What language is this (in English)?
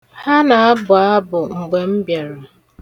Igbo